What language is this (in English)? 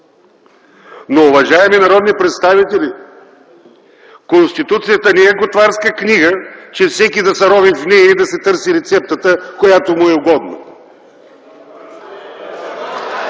Bulgarian